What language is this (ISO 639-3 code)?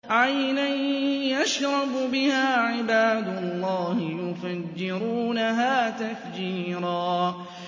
ara